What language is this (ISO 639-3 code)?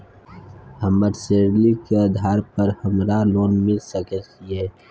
mai